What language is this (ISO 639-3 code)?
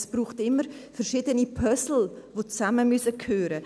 gsw